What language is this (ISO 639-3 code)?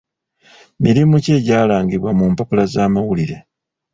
lug